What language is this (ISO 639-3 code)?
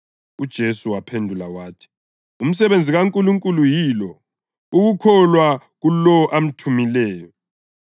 nde